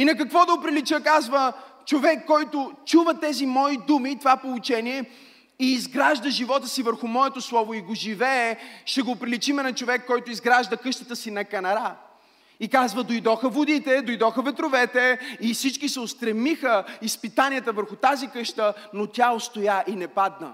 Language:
Bulgarian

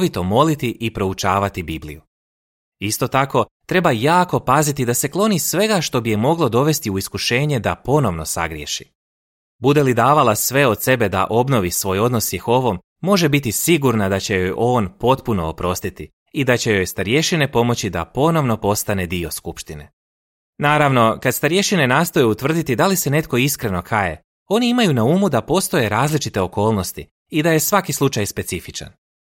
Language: Croatian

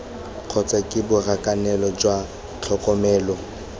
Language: Tswana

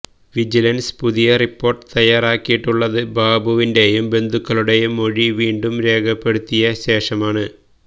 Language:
Malayalam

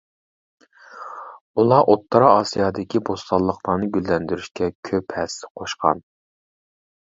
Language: Uyghur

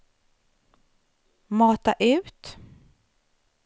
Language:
Swedish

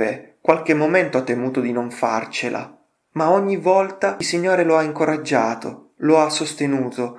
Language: Italian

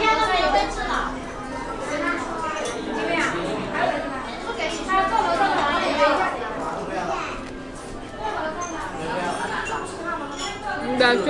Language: Hungarian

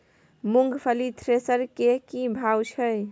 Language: Maithili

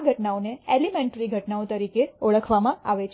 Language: Gujarati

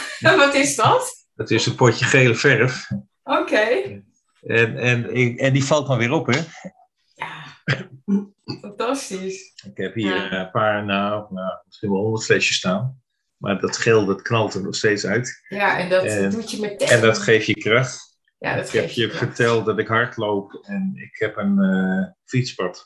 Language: Dutch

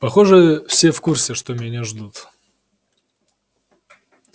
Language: Russian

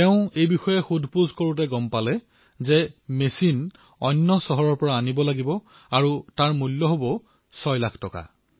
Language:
Assamese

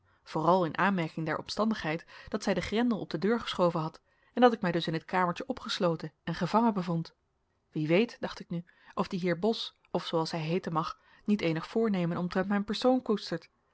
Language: Dutch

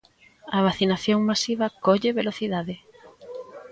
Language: Galician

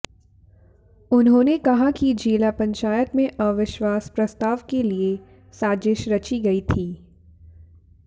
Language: Hindi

